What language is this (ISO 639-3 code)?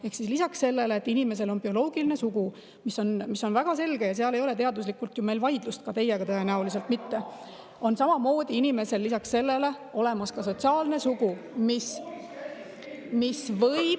est